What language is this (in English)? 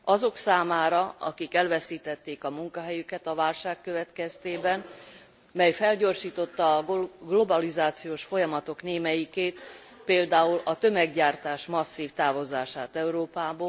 Hungarian